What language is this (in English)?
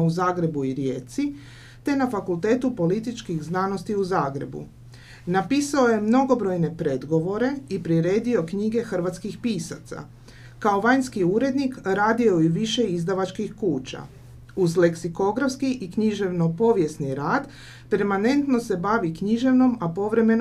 Croatian